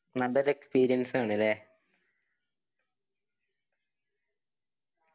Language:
Malayalam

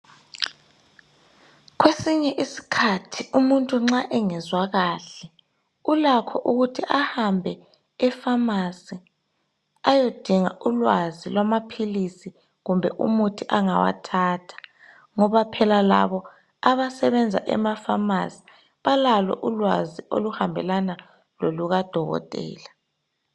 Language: North Ndebele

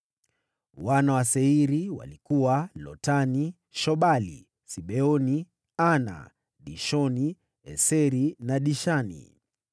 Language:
Swahili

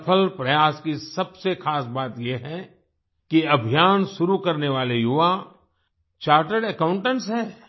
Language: Hindi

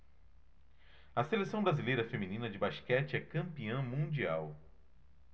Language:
Portuguese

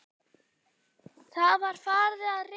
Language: Icelandic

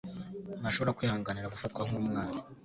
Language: Kinyarwanda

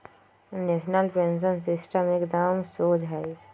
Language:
Magahi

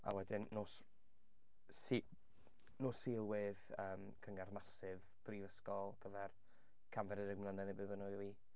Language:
Welsh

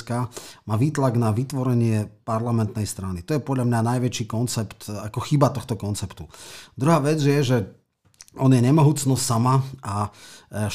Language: Slovak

